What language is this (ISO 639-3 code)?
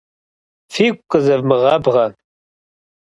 kbd